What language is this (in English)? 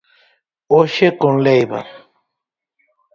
Galician